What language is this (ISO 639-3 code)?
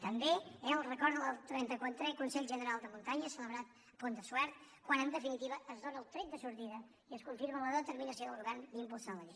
cat